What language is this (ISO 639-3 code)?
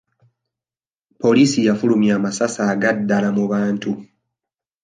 lug